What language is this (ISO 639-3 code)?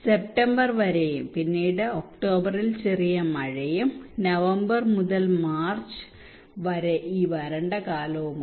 mal